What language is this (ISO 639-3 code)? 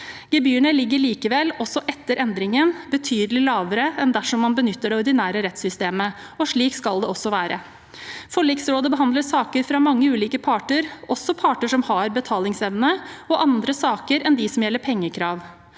nor